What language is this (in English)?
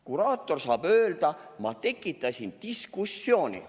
Estonian